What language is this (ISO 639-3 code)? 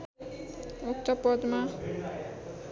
nep